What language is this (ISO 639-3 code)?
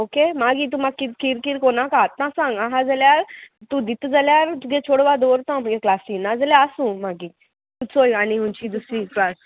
kok